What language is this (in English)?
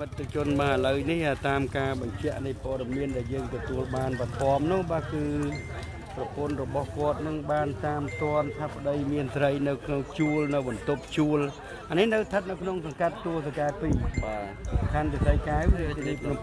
Vietnamese